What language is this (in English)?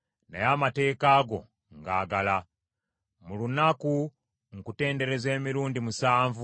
Ganda